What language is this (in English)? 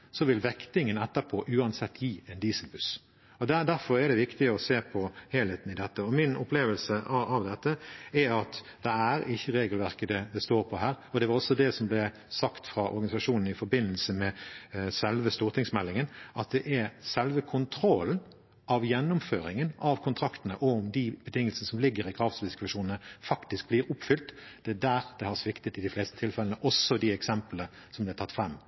Norwegian